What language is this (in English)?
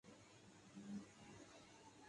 Urdu